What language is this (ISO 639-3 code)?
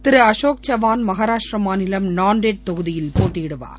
tam